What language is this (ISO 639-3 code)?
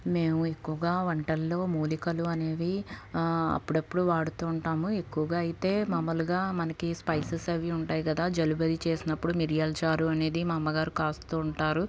tel